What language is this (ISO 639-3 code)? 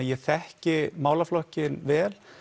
isl